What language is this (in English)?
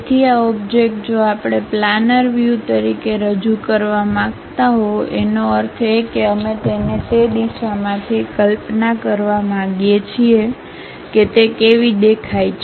Gujarati